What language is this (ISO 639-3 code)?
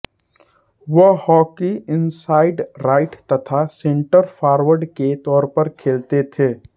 hin